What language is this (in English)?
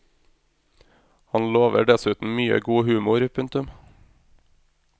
Norwegian